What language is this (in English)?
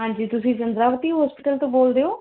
Punjabi